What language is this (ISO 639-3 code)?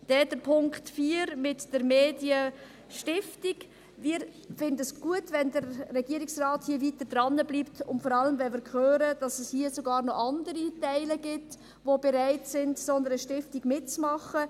gsw